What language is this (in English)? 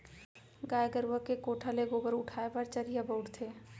Chhattisgarhi